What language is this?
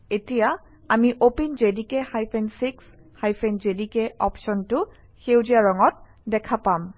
Assamese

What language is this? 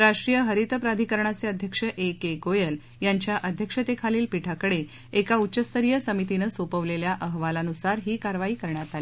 Marathi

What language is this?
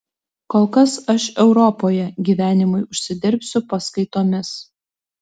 Lithuanian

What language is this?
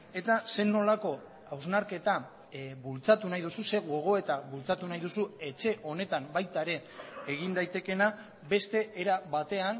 Basque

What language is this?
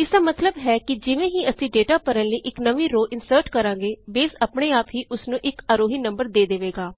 Punjabi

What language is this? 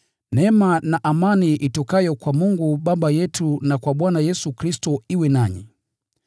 Swahili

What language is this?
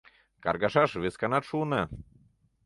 Mari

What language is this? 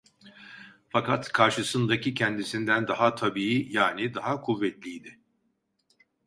Turkish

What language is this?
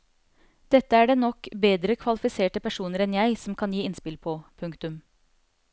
Norwegian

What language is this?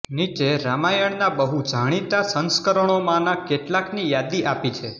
Gujarati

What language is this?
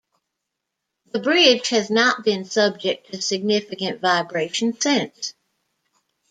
English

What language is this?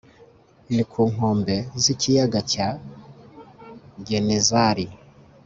Kinyarwanda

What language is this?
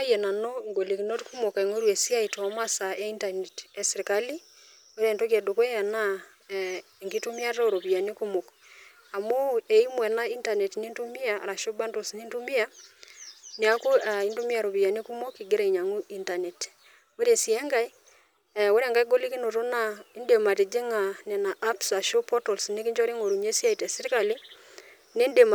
Masai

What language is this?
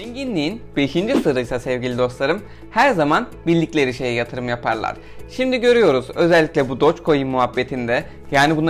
Turkish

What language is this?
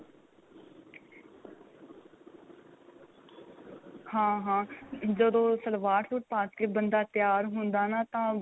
Punjabi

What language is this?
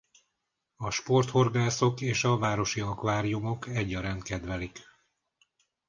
Hungarian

